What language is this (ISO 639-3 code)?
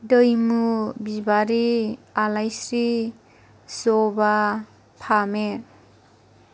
brx